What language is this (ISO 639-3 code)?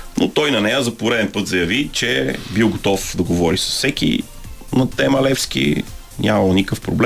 bul